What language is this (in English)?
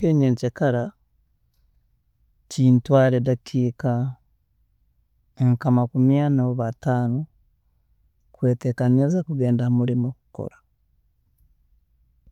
Tooro